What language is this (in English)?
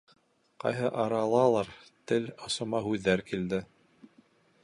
Bashkir